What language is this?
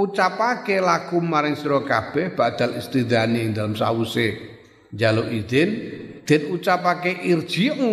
Indonesian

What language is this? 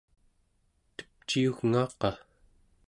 Central Yupik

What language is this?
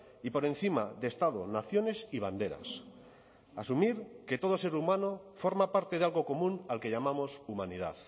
Spanish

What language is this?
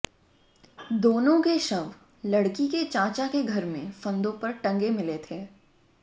Hindi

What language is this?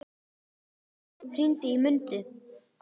Icelandic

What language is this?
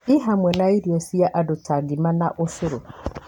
Kikuyu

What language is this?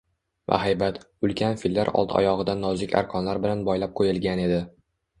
Uzbek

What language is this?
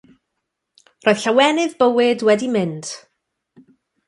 Welsh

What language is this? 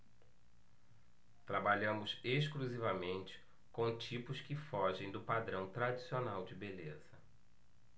Portuguese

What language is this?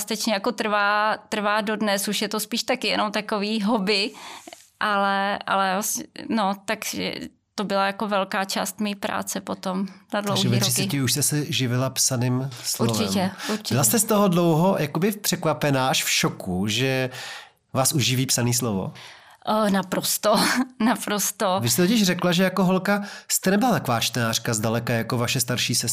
Czech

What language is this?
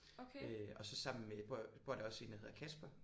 Danish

